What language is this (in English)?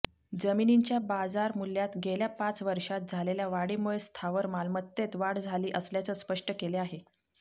Marathi